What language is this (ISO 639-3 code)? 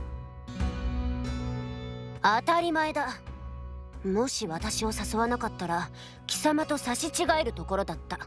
jpn